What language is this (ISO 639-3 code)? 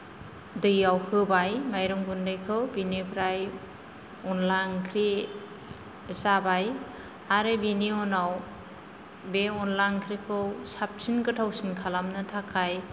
brx